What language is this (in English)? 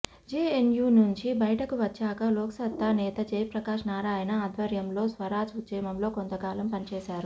Telugu